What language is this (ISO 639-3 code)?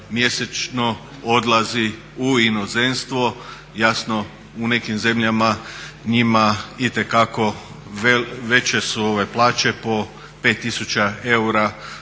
hrv